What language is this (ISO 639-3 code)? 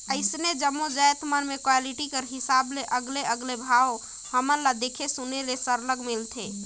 hne